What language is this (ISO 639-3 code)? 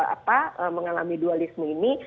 ind